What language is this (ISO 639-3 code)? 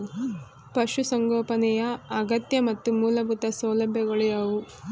kan